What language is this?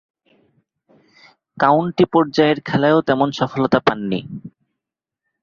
Bangla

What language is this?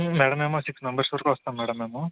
Telugu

